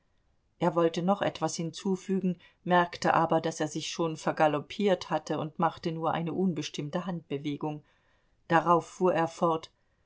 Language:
German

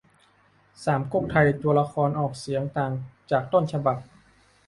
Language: Thai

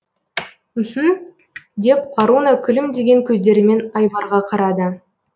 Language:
Kazakh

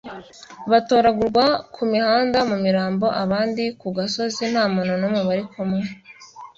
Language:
Kinyarwanda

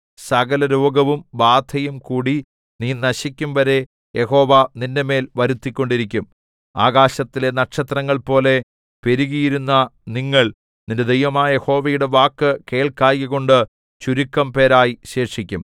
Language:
Malayalam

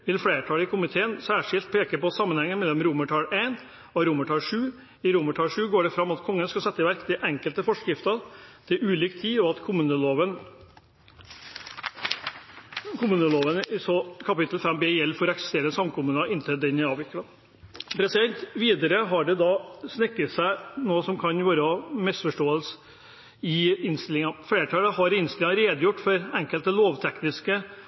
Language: Norwegian Bokmål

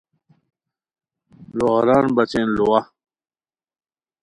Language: Khowar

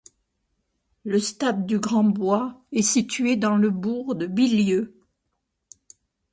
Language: French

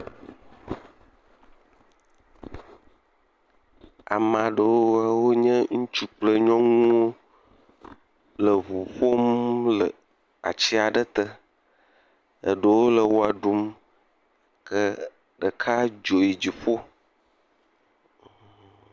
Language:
Ewe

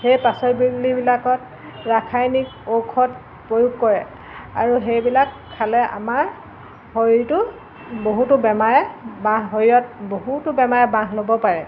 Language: Assamese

